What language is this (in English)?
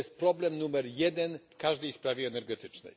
Polish